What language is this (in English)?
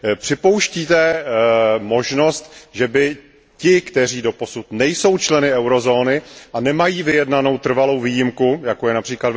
Czech